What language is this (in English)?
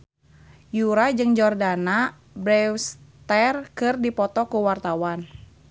Sundanese